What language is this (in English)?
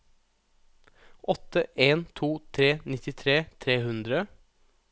Norwegian